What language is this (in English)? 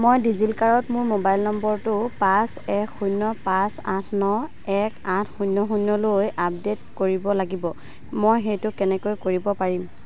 Assamese